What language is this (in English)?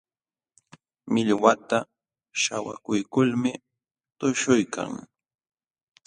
Jauja Wanca Quechua